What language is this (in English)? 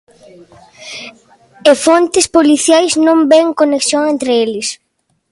Galician